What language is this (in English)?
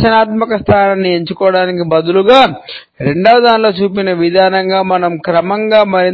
Telugu